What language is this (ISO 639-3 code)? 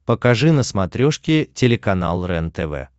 rus